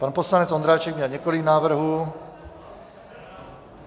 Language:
Czech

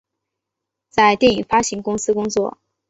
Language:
Chinese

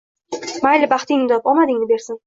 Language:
Uzbek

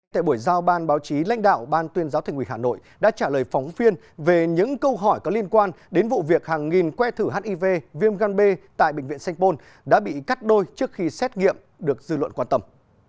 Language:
Vietnamese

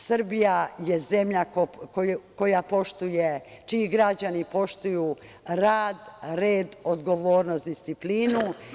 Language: Serbian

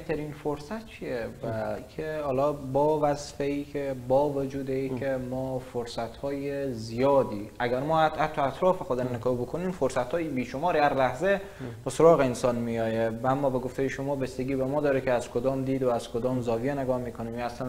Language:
Persian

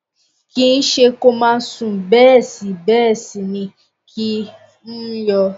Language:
Yoruba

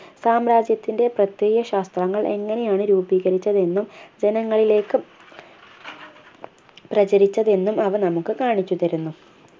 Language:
Malayalam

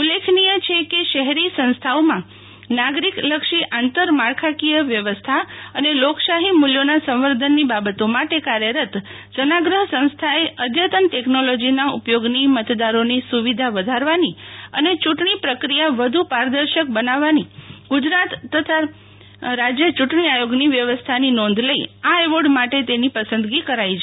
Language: Gujarati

